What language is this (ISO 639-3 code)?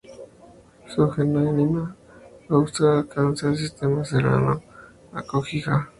spa